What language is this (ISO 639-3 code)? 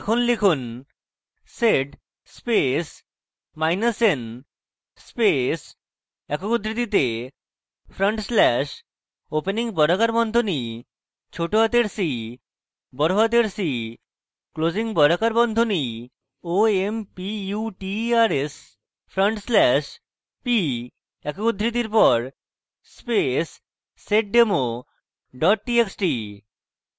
ben